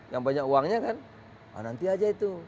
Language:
Indonesian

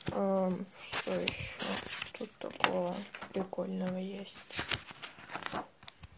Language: Russian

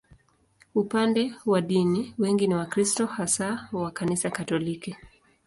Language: Swahili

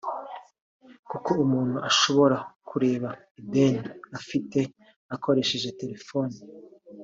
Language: Kinyarwanda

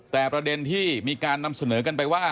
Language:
Thai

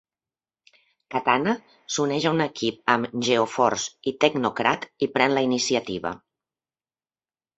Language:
Catalan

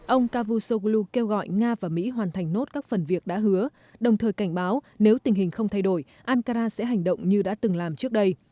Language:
Vietnamese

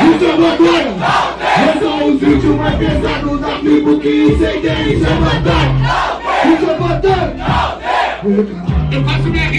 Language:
Portuguese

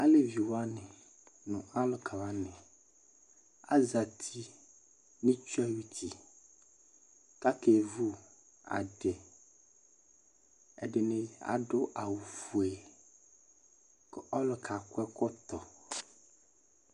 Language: Ikposo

